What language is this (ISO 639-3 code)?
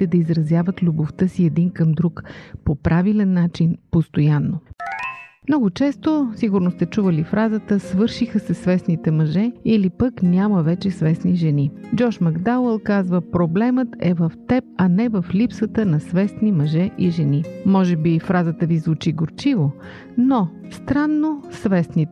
bul